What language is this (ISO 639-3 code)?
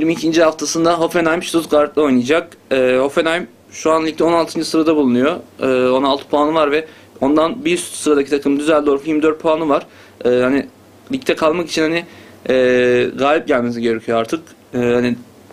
tur